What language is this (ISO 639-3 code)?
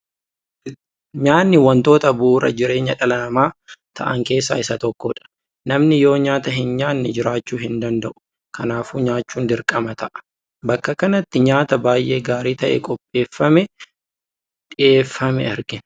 orm